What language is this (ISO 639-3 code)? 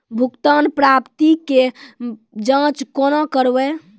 mai